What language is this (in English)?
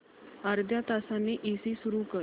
Marathi